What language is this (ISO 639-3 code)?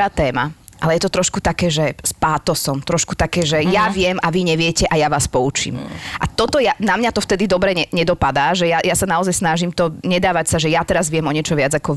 slk